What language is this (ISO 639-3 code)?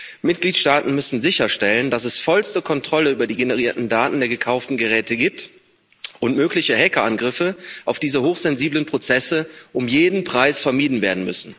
deu